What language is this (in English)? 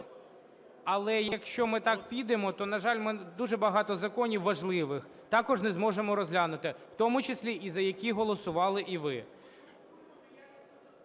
Ukrainian